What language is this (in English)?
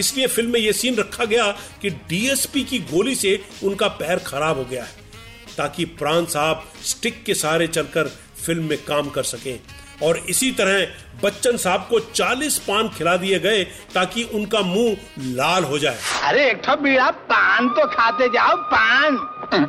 Hindi